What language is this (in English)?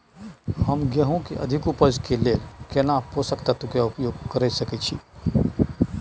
Maithili